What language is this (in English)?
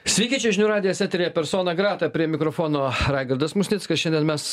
Lithuanian